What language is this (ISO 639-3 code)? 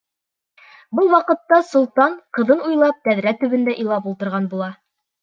bak